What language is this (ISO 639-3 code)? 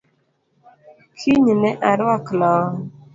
luo